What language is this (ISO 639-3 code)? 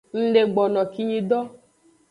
ajg